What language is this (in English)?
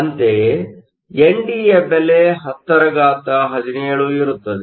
Kannada